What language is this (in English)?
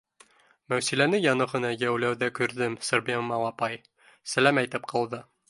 Bashkir